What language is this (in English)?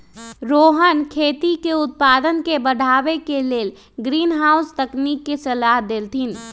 Magahi